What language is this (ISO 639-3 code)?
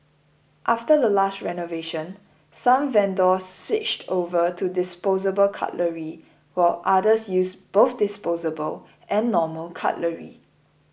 eng